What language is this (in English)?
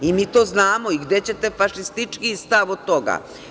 Serbian